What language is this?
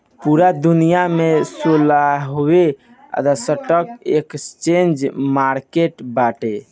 Bhojpuri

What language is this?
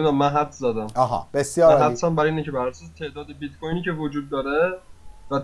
Persian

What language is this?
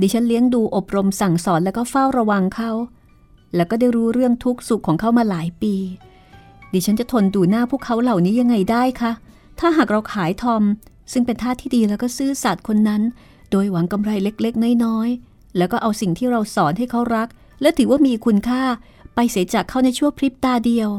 Thai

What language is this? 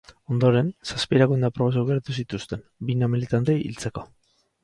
Basque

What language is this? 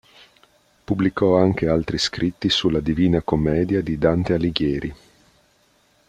Italian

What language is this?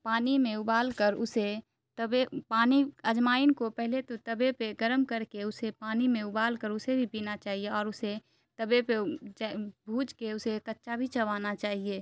Urdu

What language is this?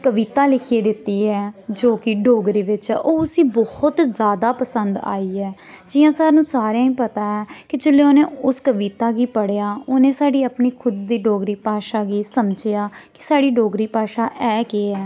Dogri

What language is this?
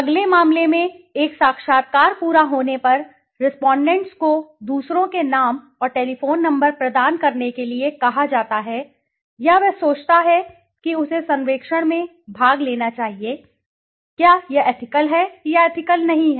Hindi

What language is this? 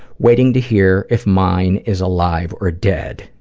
English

